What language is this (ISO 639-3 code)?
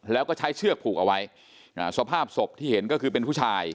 tha